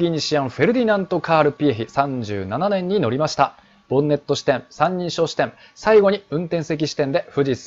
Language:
Japanese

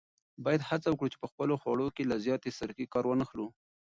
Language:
Pashto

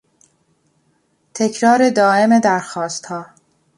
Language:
Persian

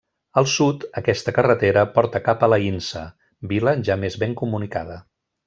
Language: Catalan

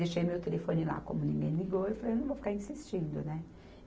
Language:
Portuguese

